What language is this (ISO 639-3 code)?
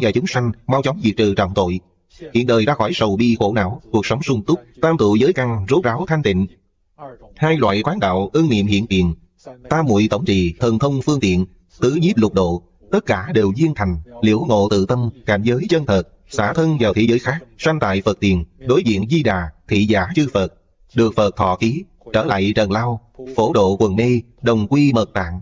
vie